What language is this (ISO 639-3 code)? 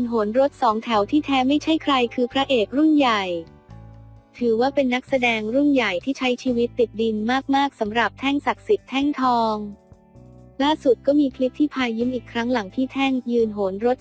tha